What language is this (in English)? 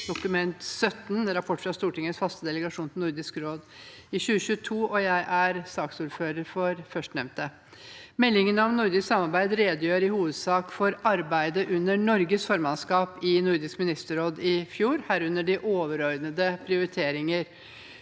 Norwegian